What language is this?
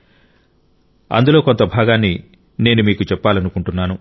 Telugu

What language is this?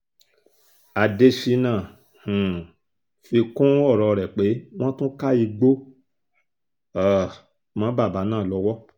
Yoruba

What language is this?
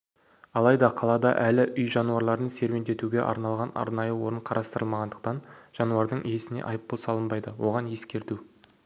Kazakh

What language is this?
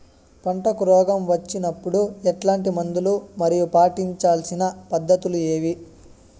Telugu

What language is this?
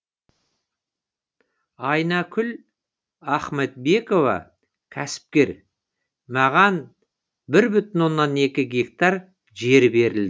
Kazakh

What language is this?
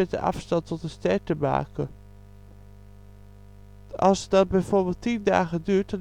Dutch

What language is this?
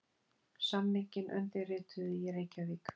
Icelandic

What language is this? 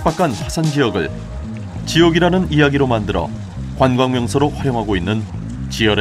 Korean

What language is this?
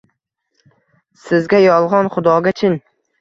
Uzbek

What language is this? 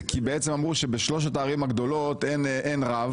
Hebrew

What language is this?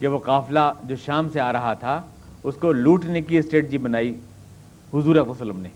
Urdu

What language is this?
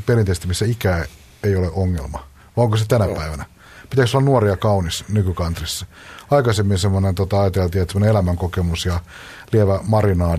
Finnish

